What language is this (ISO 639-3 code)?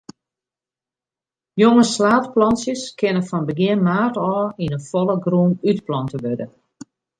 fry